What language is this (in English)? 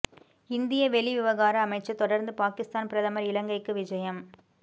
Tamil